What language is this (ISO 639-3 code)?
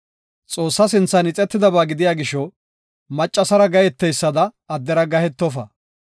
gof